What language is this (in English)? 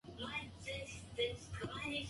Japanese